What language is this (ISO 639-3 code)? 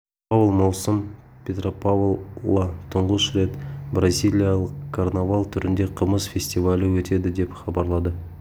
kaz